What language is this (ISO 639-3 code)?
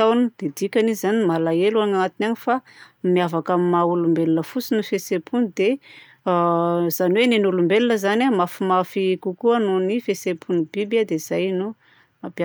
bzc